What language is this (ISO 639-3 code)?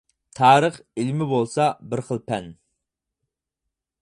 uig